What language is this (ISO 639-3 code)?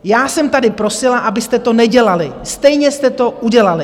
ces